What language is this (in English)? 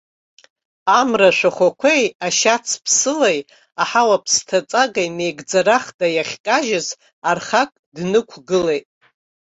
Abkhazian